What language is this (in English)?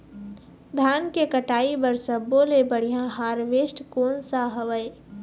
Chhattisgarhi